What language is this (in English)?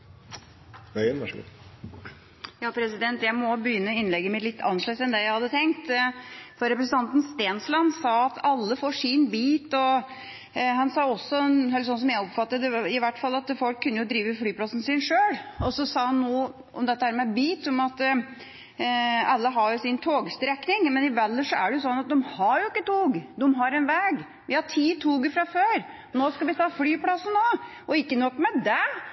Norwegian Bokmål